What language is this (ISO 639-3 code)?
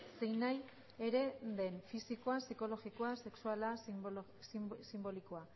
eus